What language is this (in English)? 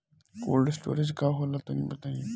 Bhojpuri